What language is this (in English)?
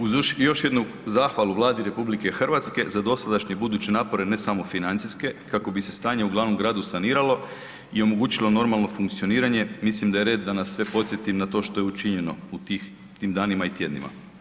Croatian